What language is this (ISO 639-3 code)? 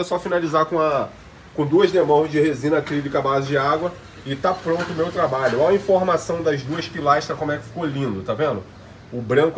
por